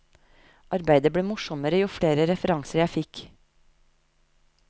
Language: Norwegian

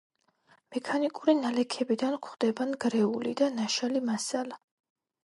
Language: Georgian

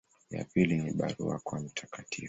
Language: Swahili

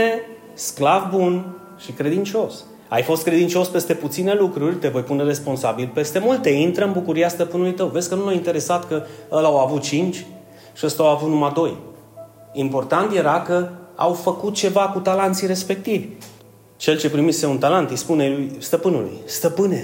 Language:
Romanian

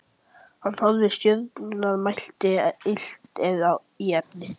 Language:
Icelandic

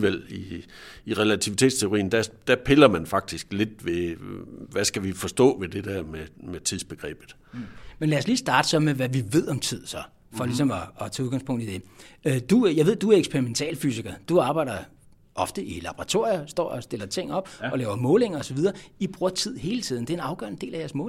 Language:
Danish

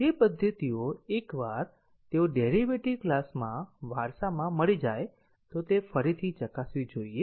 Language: Gujarati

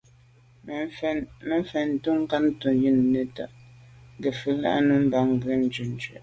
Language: Medumba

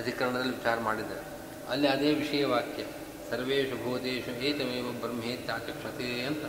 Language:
Kannada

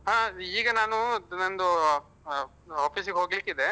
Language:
Kannada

